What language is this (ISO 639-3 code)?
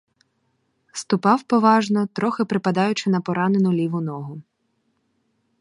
ukr